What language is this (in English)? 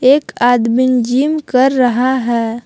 Hindi